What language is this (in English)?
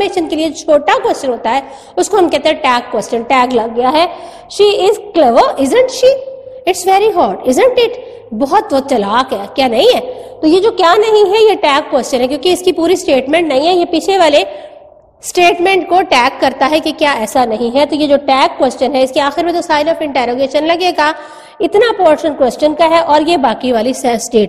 Hindi